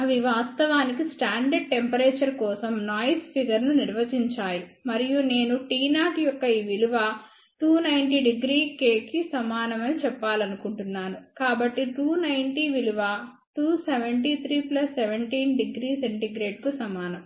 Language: Telugu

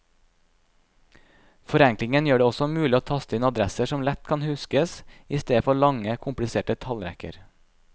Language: Norwegian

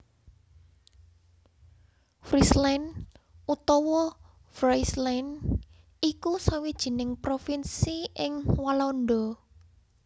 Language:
Javanese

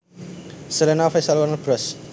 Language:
Javanese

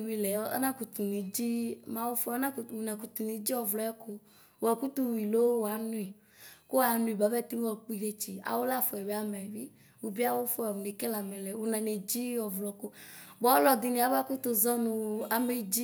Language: Ikposo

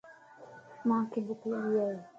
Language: Lasi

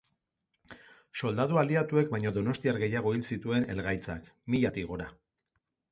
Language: Basque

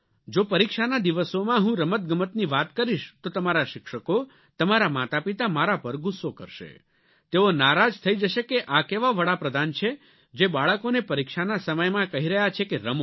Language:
Gujarati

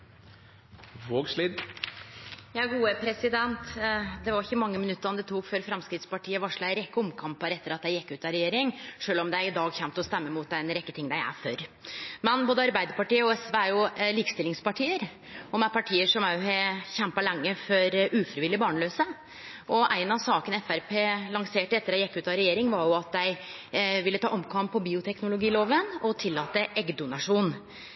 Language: Norwegian Nynorsk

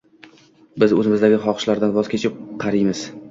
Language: Uzbek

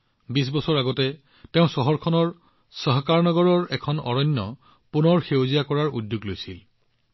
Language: Assamese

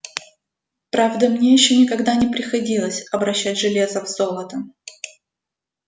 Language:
Russian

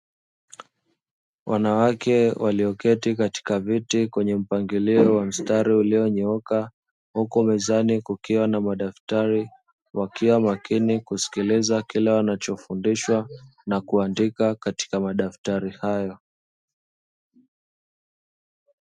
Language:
Swahili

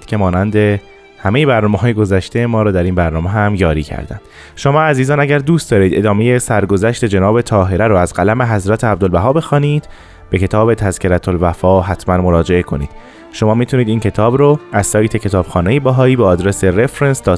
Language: Persian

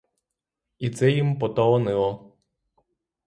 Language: Ukrainian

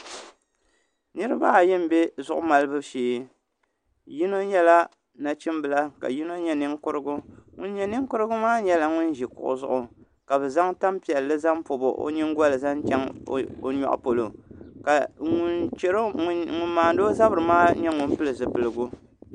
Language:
Dagbani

